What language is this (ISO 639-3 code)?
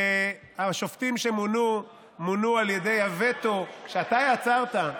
heb